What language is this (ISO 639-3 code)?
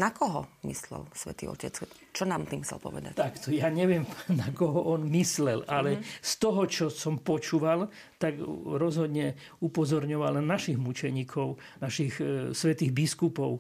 slk